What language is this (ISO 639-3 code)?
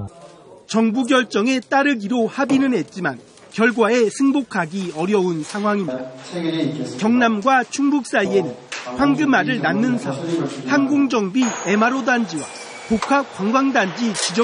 kor